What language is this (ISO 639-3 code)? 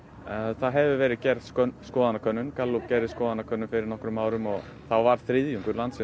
isl